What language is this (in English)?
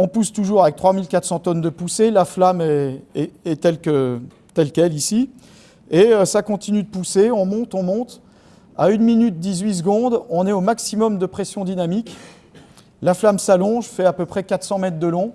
French